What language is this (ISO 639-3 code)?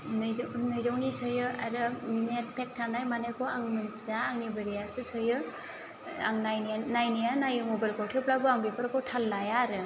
brx